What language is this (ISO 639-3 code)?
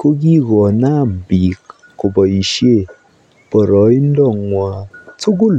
kln